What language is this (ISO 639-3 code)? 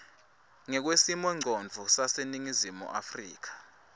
ssw